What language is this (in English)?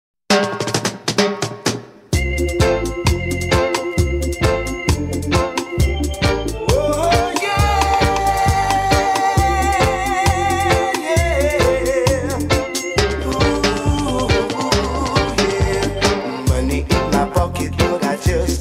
Romanian